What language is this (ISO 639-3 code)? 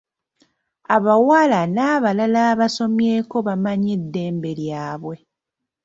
lug